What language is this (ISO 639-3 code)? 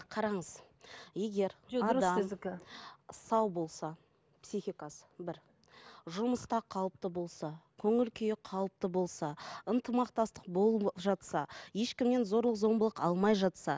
kaz